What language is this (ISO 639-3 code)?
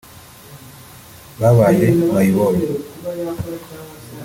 kin